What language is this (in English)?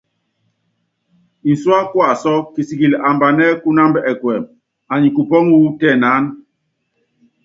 Yangben